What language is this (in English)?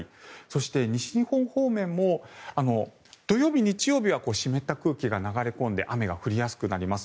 Japanese